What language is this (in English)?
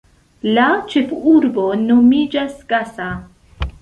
Esperanto